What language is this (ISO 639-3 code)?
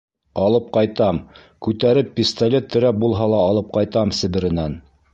bak